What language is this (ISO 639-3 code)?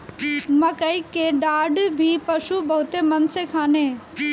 bho